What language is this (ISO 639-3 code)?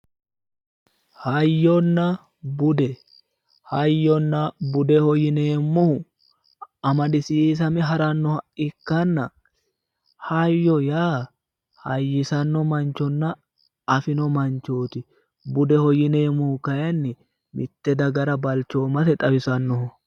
sid